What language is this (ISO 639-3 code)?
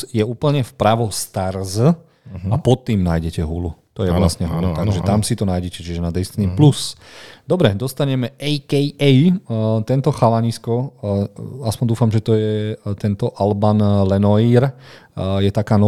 slk